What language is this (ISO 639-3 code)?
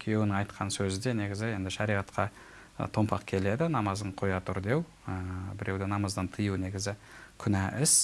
tur